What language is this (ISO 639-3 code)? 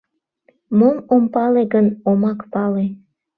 chm